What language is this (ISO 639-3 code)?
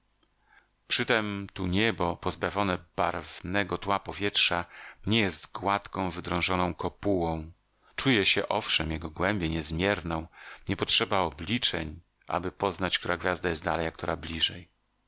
pol